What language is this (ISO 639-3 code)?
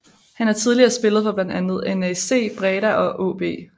dan